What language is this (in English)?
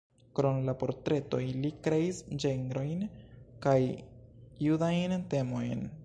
Esperanto